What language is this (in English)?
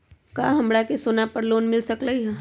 Magahi